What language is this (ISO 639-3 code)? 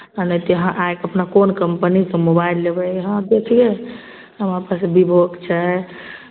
mai